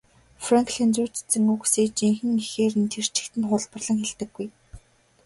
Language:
Mongolian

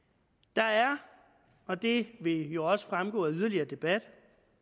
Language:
Danish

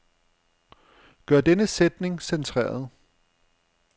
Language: Danish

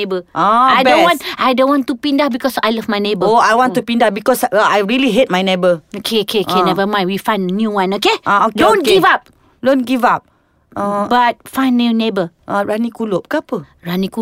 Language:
Malay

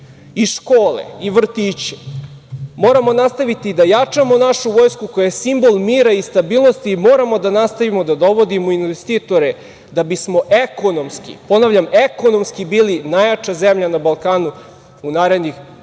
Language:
Serbian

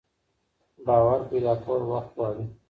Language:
Pashto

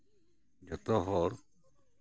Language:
Santali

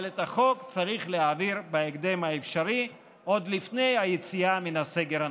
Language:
Hebrew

